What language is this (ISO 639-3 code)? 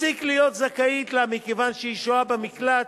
heb